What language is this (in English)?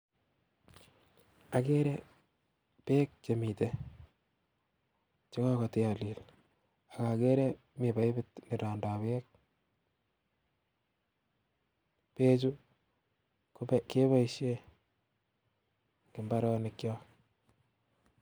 Kalenjin